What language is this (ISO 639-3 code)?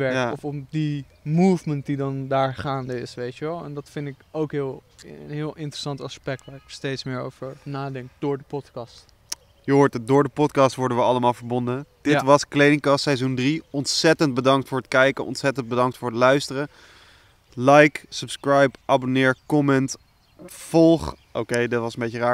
nld